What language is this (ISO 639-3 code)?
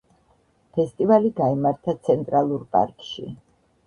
kat